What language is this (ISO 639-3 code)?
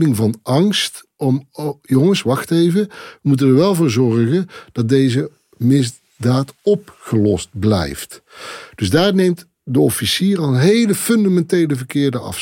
nld